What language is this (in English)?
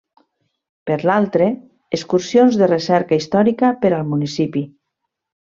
Catalan